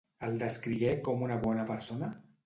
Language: Catalan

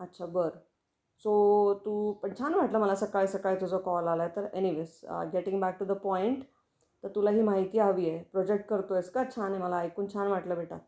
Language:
Marathi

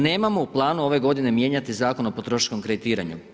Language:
Croatian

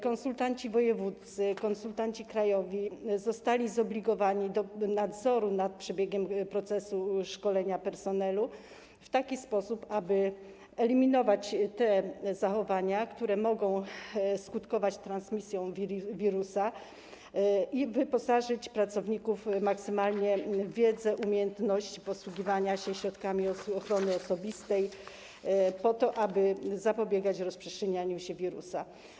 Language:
Polish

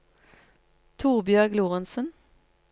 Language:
Norwegian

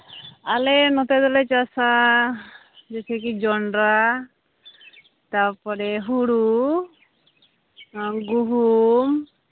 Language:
Santali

